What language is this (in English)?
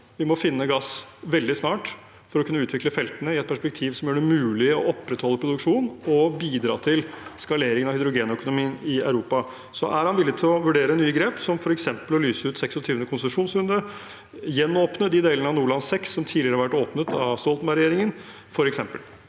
Norwegian